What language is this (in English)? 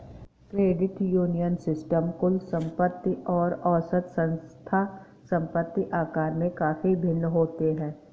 Hindi